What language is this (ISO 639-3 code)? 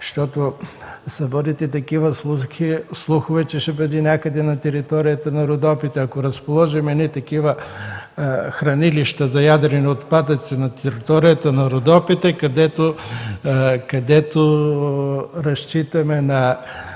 bul